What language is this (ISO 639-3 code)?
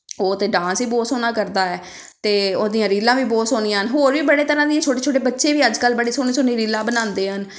pan